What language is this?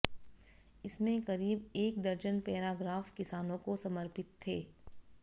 Hindi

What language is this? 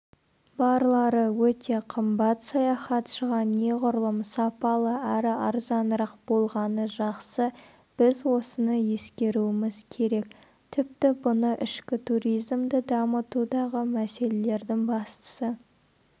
Kazakh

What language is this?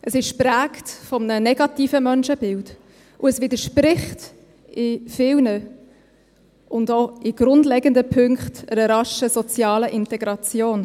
Swiss German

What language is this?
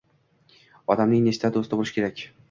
Uzbek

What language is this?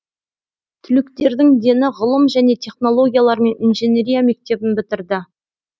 Kazakh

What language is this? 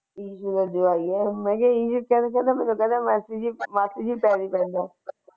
Punjabi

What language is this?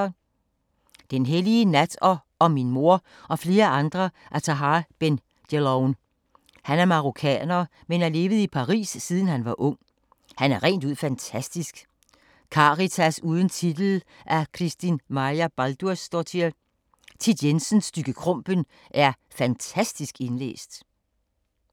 Danish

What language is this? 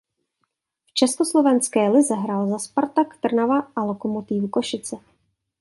Czech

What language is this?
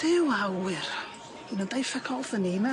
Welsh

